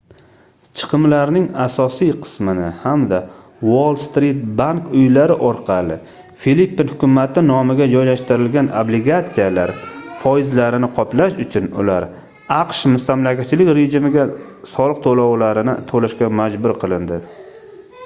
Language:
Uzbek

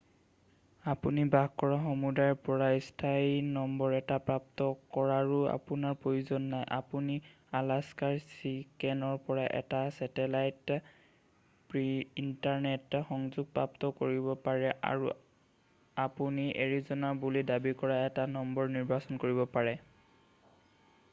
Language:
Assamese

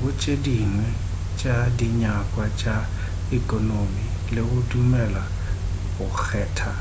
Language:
Northern Sotho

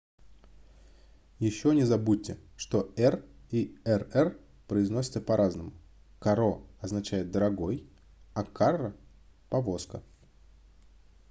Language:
Russian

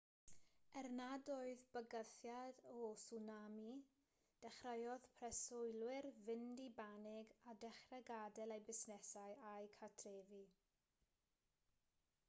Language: Welsh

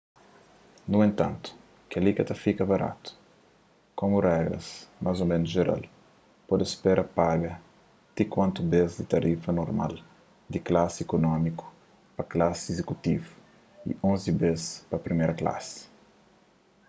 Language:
Kabuverdianu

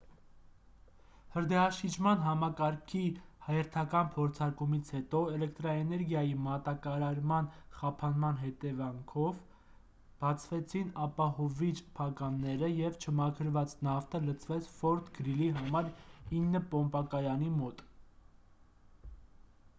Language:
Armenian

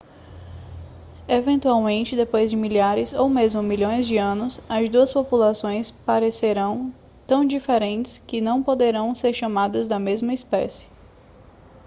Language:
Portuguese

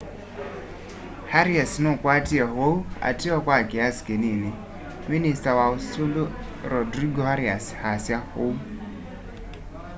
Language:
Kamba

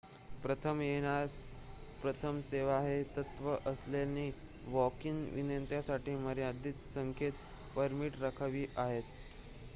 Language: Marathi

